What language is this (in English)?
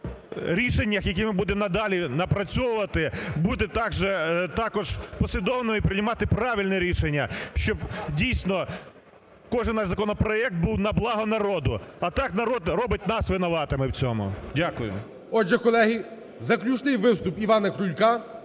Ukrainian